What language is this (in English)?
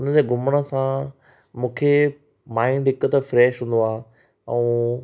Sindhi